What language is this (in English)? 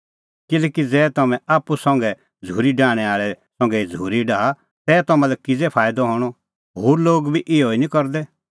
Kullu Pahari